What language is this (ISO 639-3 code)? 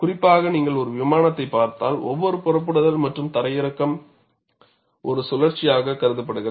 tam